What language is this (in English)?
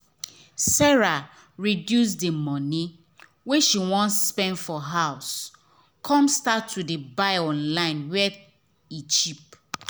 Nigerian Pidgin